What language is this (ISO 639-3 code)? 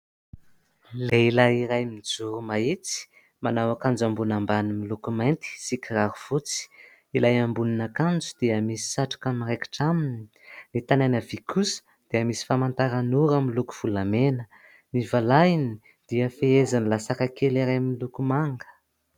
mlg